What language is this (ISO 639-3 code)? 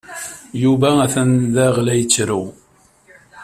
kab